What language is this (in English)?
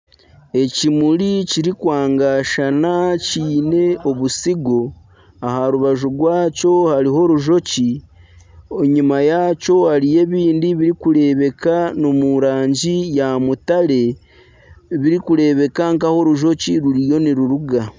Nyankole